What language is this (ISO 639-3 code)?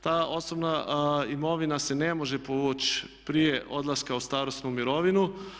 hrv